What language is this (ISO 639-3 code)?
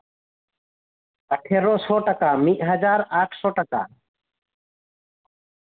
sat